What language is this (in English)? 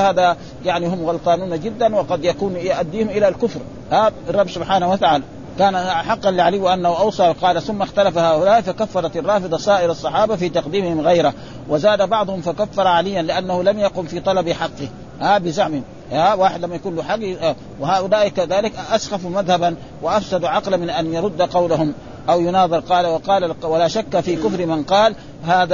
Arabic